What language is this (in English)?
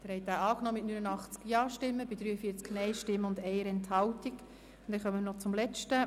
Swiss German